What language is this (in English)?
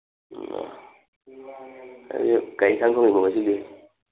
Manipuri